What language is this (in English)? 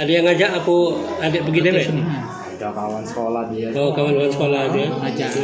Indonesian